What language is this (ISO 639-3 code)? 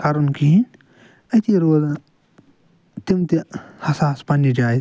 kas